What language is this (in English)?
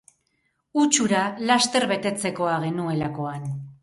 Basque